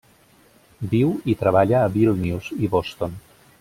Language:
Catalan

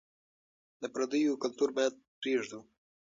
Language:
Pashto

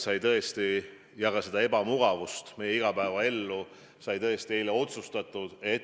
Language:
Estonian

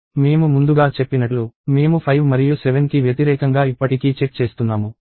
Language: Telugu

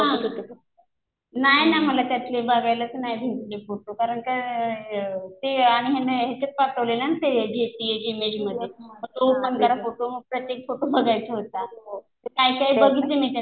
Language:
Marathi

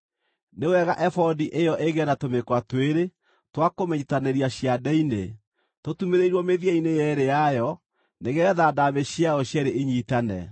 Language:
Kikuyu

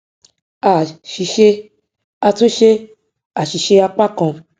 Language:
Yoruba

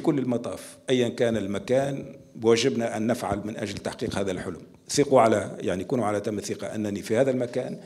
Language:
Arabic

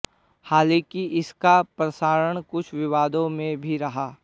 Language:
Hindi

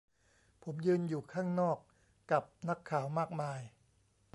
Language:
Thai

